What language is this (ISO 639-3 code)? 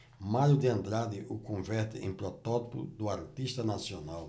por